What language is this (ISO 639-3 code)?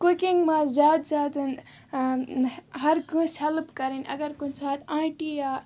kas